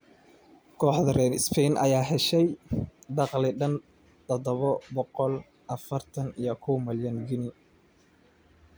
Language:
Somali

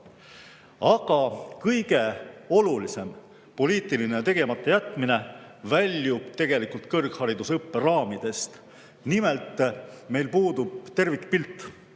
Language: Estonian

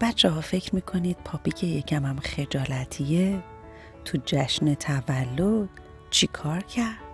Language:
Persian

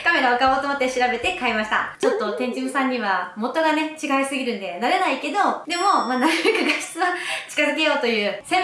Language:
Japanese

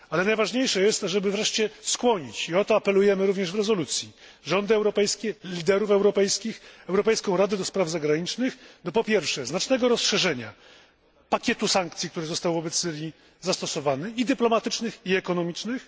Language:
Polish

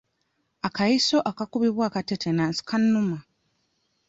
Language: Ganda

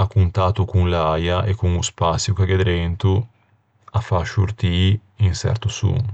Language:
Ligurian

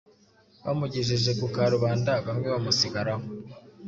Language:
Kinyarwanda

